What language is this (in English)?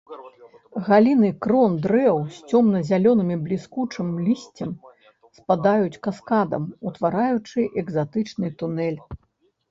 Belarusian